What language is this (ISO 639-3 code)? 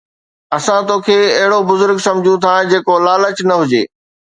snd